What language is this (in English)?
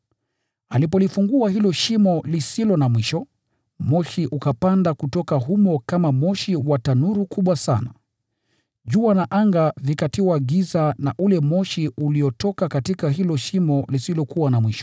Swahili